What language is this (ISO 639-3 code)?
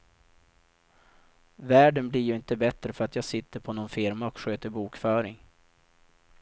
swe